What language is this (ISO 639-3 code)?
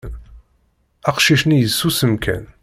kab